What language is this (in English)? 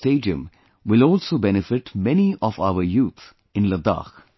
English